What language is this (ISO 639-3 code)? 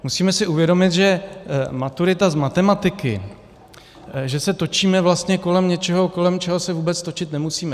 ces